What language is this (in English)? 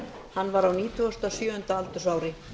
Icelandic